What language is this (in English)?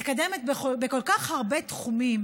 Hebrew